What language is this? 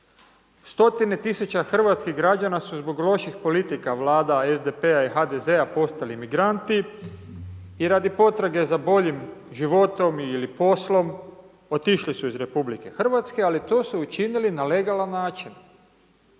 Croatian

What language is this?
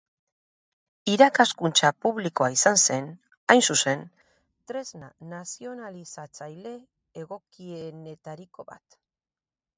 Basque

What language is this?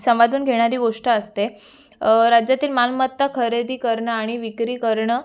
Marathi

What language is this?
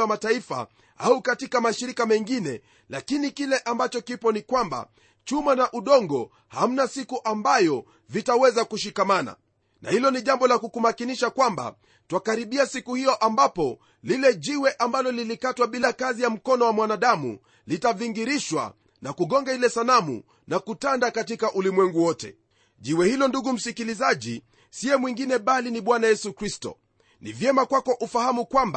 Swahili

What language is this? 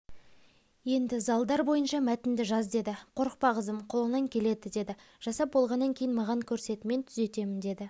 Kazakh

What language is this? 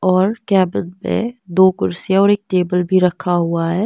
Hindi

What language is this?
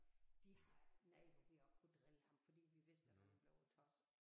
Danish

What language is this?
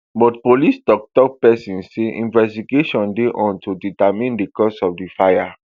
Nigerian Pidgin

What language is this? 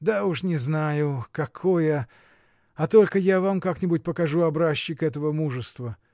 Russian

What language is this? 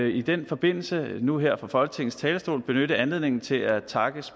Danish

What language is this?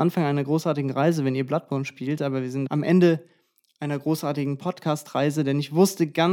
German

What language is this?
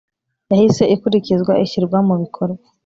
Kinyarwanda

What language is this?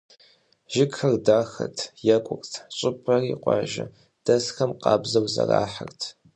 Kabardian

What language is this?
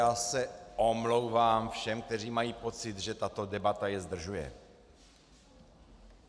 Czech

